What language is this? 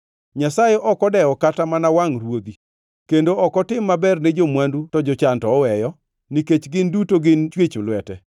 Luo (Kenya and Tanzania)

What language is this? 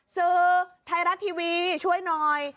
Thai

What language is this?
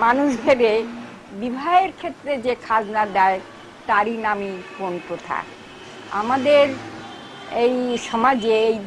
Bangla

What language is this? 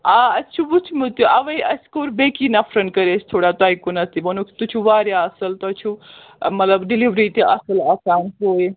Kashmiri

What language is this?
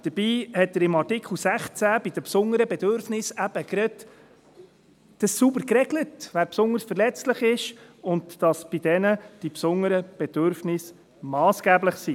Swiss German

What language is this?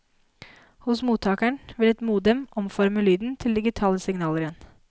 Norwegian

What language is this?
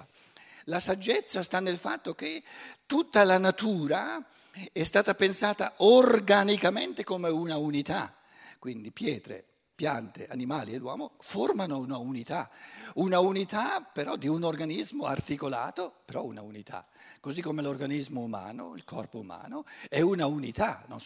Italian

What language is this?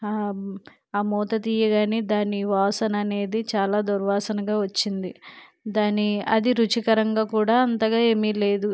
Telugu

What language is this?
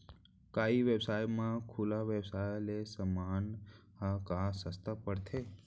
Chhattisgarhi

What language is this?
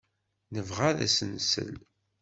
Kabyle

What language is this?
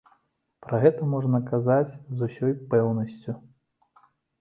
Belarusian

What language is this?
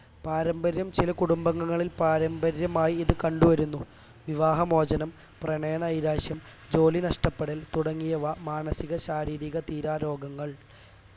Malayalam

